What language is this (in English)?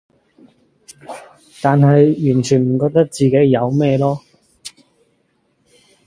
Cantonese